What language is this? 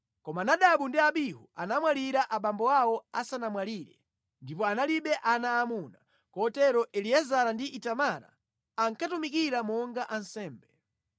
Nyanja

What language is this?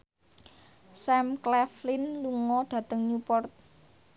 Javanese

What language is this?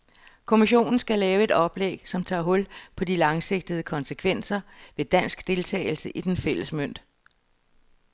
Danish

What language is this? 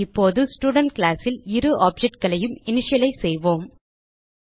Tamil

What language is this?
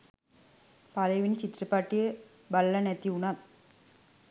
Sinhala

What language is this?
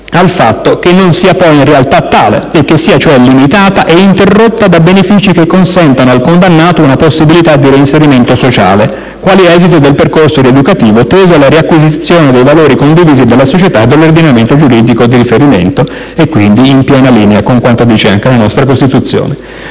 Italian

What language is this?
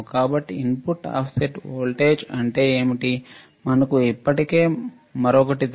Telugu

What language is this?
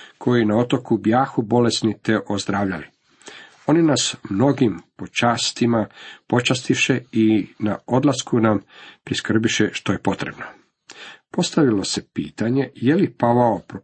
Croatian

